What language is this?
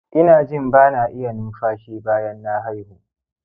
Hausa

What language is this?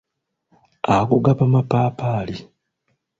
Ganda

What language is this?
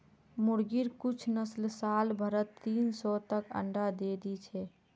Magahi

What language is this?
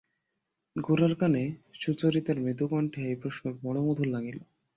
Bangla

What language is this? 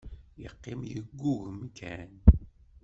Kabyle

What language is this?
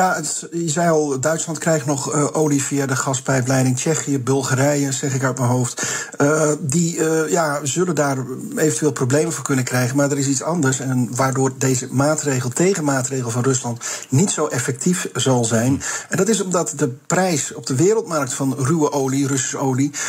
Dutch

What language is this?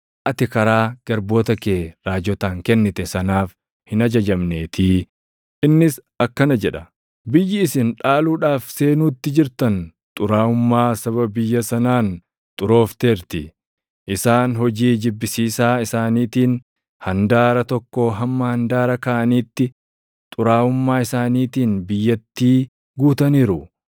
Oromo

